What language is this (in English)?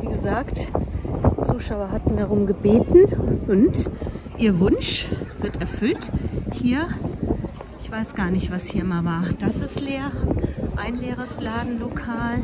German